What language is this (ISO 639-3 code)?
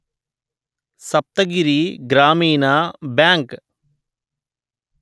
tel